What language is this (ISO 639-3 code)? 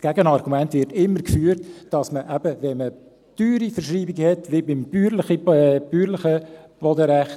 gsw